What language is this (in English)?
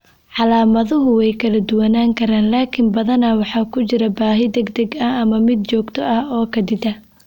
Somali